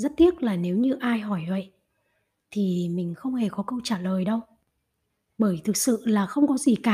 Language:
Vietnamese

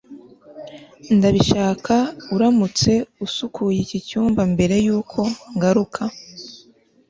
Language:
Kinyarwanda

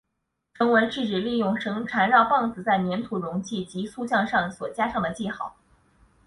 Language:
Chinese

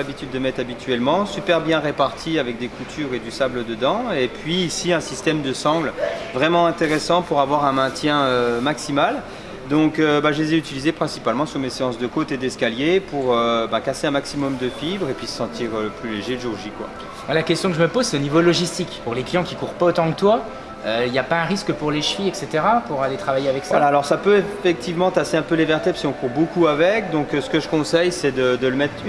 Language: French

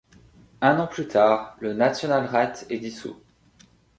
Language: French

